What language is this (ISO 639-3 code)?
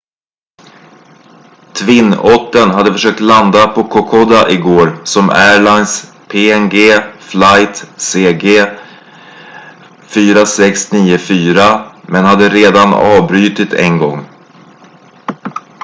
swe